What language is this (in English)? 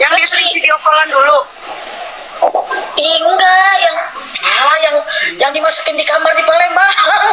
Indonesian